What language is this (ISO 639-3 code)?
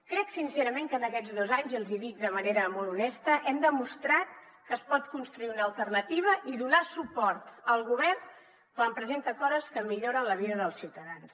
cat